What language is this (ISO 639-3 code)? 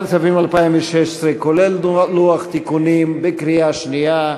heb